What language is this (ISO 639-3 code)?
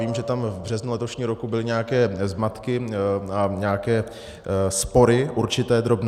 ces